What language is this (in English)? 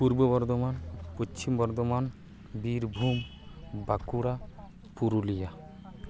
Santali